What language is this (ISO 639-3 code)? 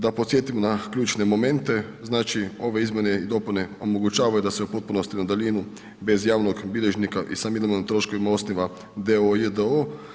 hrv